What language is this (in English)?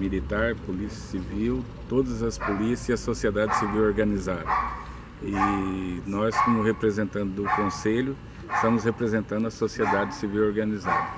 Portuguese